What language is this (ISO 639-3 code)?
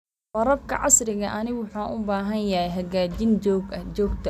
som